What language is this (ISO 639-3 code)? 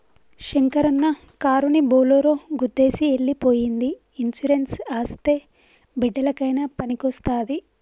tel